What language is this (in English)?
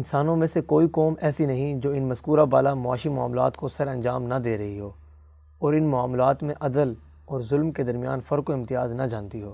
Urdu